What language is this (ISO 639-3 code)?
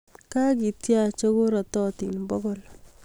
kln